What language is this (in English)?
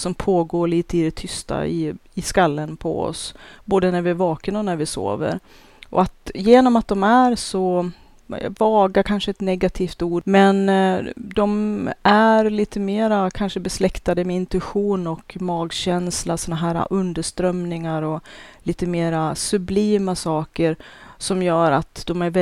Swedish